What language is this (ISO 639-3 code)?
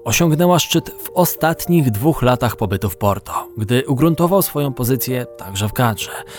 pol